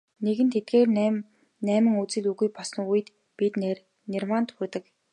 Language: Mongolian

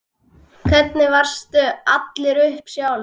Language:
Icelandic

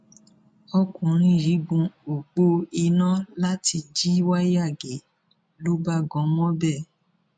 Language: Yoruba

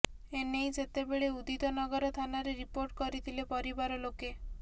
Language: Odia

